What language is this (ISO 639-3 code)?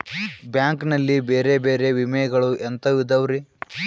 kan